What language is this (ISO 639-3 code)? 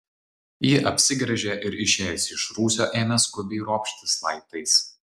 lit